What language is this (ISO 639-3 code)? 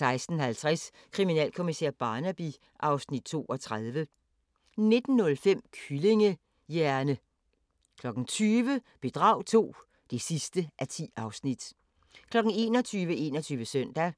dan